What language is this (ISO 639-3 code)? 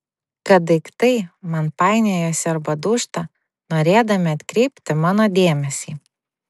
lit